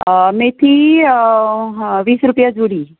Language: Konkani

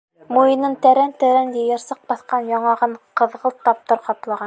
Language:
Bashkir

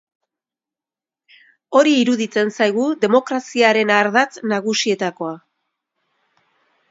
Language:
Basque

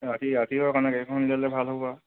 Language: Assamese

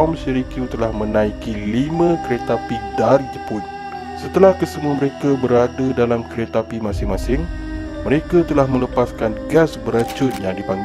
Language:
Malay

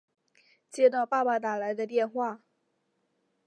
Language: Chinese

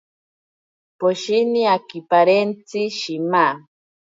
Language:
Ashéninka Perené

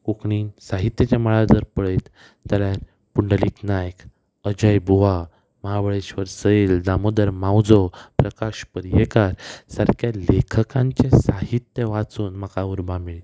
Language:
Konkani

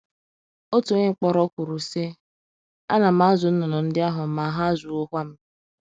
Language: Igbo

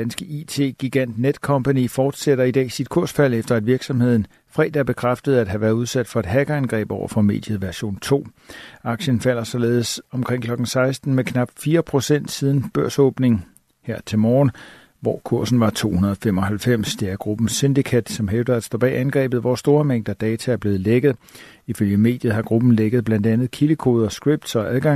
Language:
Danish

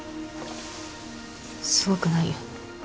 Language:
Japanese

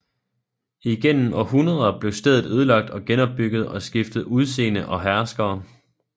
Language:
Danish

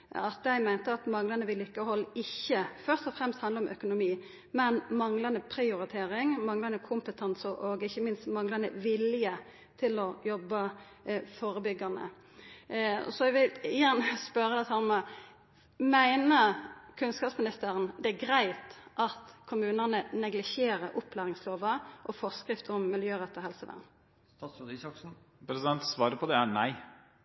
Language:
Norwegian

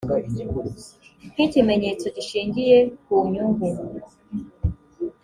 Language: Kinyarwanda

